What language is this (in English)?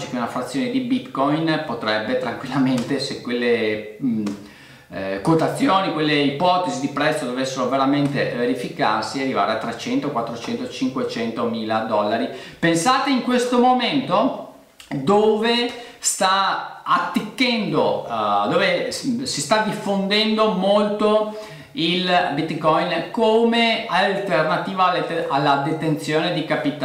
Italian